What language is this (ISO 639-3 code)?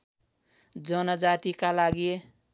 nep